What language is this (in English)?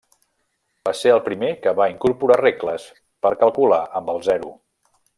Catalan